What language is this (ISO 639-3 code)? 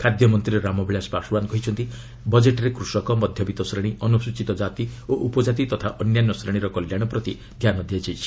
ori